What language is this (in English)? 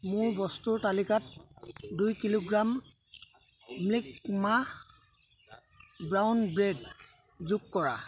Assamese